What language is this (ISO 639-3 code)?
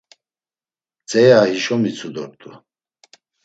lzz